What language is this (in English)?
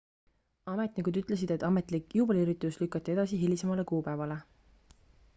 Estonian